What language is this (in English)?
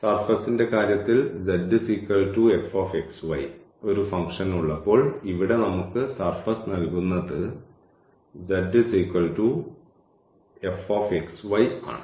Malayalam